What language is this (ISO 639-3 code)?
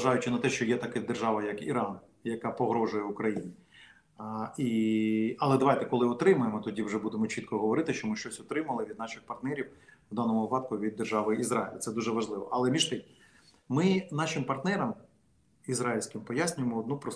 ukr